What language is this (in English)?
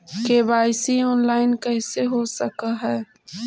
Magahi